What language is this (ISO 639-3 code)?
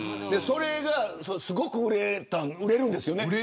jpn